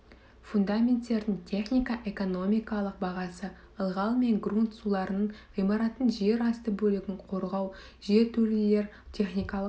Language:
Kazakh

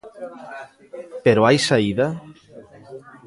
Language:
Galician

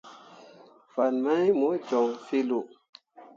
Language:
Mundang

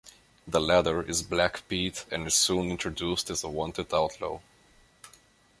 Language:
English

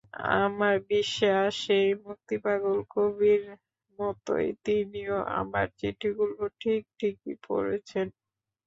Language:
Bangla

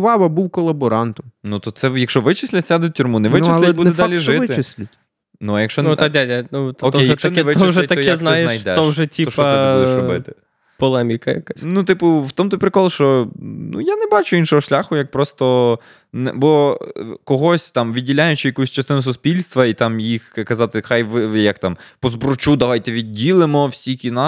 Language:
Ukrainian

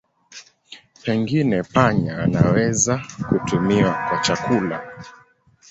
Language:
Swahili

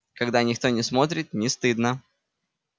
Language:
Russian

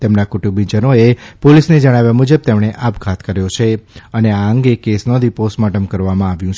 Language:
Gujarati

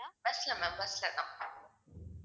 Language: Tamil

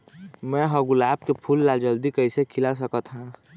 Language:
Chhattisgarhi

